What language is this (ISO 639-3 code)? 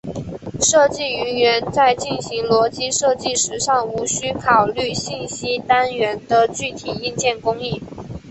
zho